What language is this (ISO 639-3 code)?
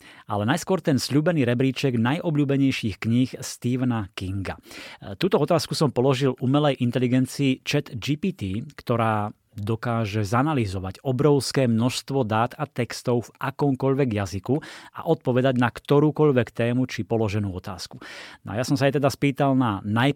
slk